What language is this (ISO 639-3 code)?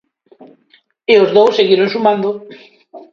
glg